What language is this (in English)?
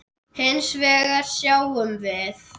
Icelandic